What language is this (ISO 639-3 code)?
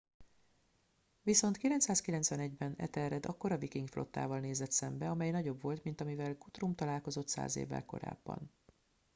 hun